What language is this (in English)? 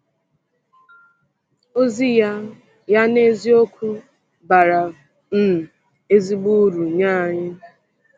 Igbo